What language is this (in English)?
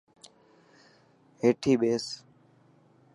Dhatki